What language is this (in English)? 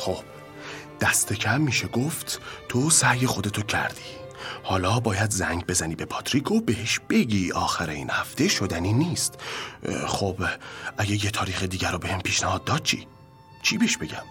Persian